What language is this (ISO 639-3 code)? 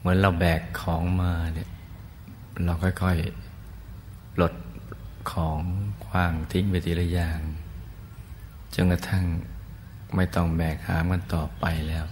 tha